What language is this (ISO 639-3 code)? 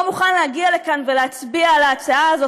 heb